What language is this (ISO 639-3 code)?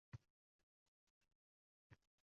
uzb